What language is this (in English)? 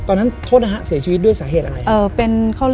Thai